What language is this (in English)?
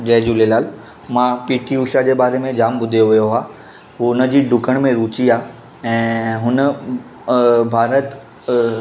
Sindhi